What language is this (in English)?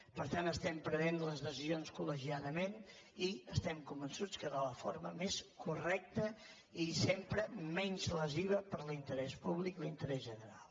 Catalan